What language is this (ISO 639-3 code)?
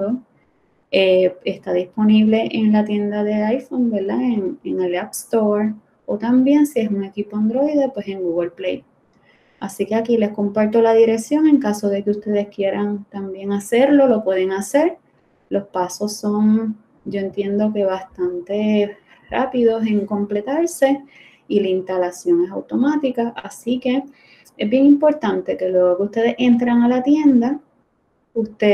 spa